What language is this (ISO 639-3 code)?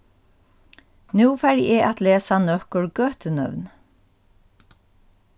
fao